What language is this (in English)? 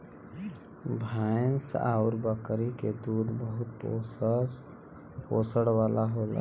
Bhojpuri